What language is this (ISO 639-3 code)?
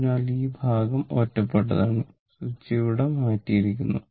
mal